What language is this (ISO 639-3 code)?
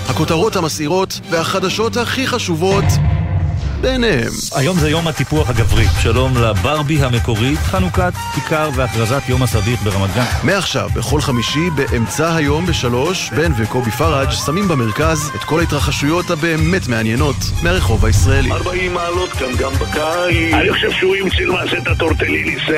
heb